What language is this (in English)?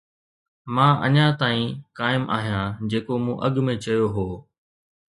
Sindhi